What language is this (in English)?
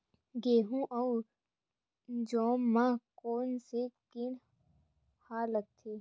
Chhattisgarhi